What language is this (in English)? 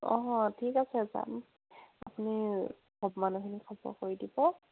Assamese